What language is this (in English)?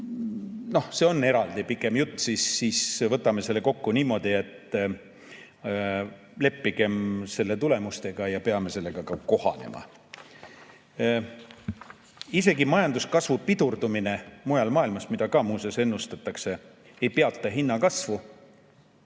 Estonian